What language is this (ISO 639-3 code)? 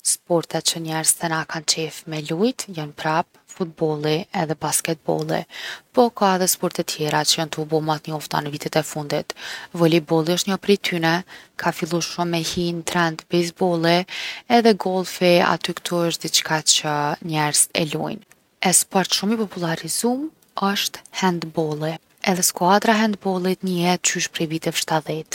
aln